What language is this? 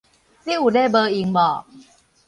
Min Nan Chinese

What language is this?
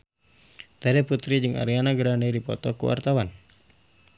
Sundanese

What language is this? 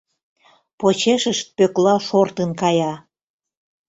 Mari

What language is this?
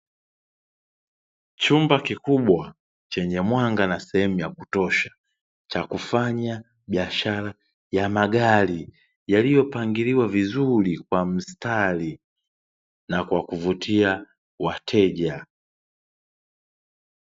Swahili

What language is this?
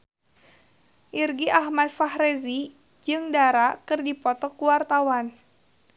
Sundanese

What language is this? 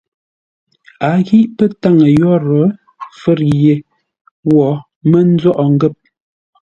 Ngombale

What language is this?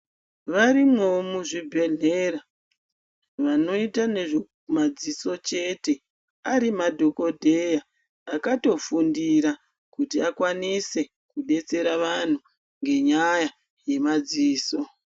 Ndau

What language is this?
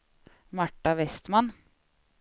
Swedish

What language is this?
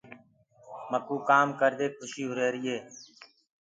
Gurgula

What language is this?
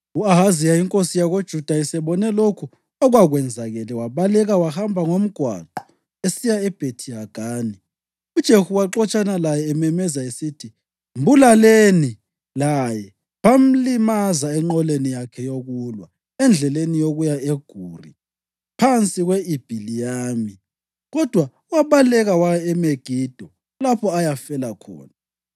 North Ndebele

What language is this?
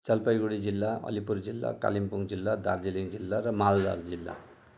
Nepali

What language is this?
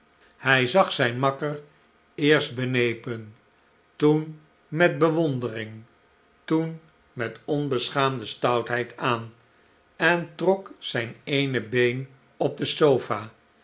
Dutch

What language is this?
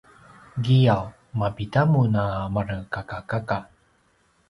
Paiwan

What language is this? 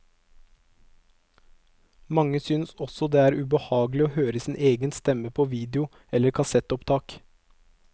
Norwegian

